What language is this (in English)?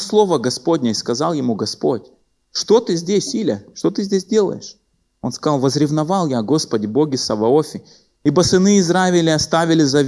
Russian